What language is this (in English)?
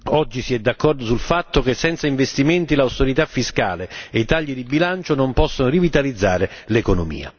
Italian